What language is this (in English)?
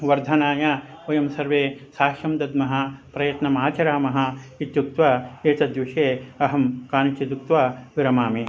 Sanskrit